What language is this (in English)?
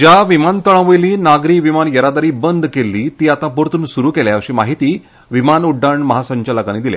Konkani